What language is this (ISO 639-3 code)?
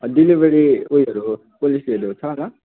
nep